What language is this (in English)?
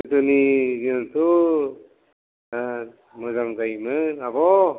Bodo